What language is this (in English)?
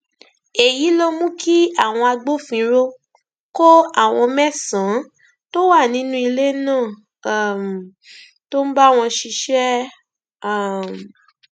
Yoruba